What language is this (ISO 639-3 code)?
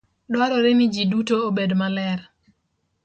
luo